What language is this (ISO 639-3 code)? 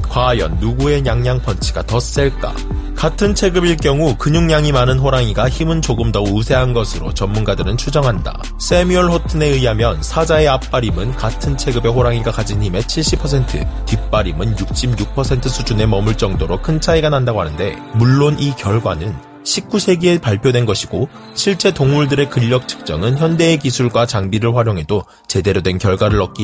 kor